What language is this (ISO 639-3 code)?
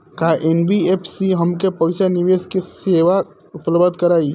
bho